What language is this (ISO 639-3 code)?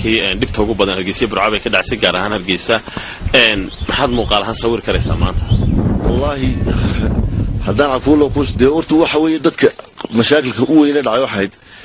ara